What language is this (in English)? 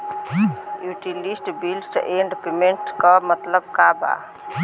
Bhojpuri